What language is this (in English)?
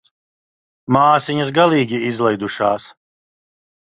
Latvian